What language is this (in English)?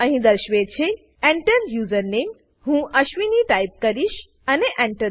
Gujarati